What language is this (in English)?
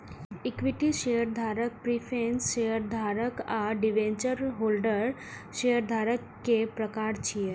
Maithili